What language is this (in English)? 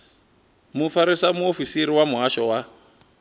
Venda